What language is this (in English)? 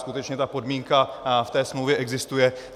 Czech